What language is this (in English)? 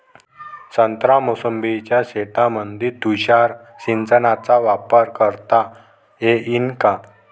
Marathi